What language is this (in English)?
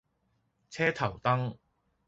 Cantonese